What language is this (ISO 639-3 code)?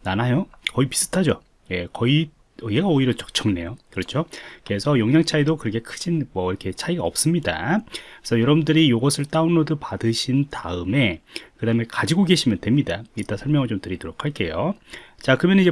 kor